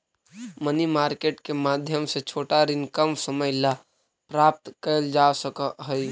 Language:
Magahi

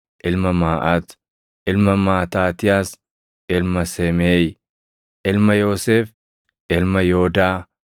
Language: Oromo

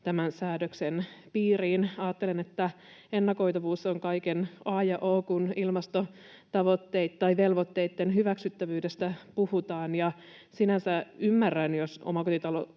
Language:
Finnish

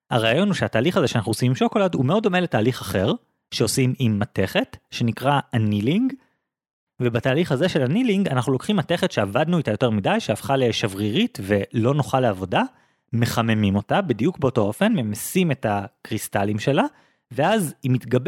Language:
Hebrew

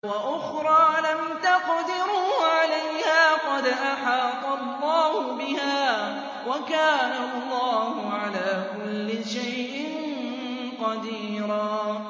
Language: Arabic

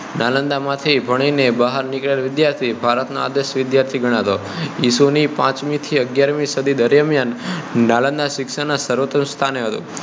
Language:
Gujarati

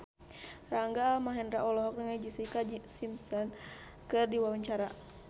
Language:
Sundanese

